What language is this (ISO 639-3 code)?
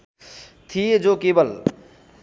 nep